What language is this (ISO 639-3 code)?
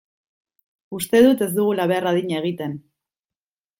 eus